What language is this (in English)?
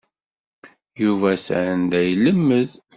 Kabyle